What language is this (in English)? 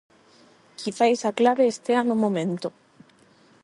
Galician